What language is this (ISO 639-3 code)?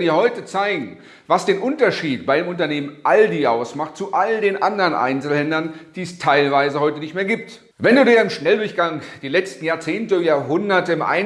deu